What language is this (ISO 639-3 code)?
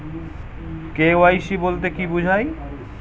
ben